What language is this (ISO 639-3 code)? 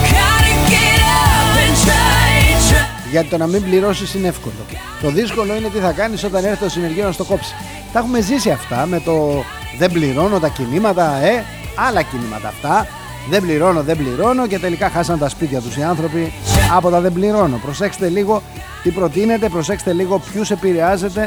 ell